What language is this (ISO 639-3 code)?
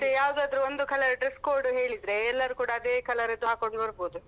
kan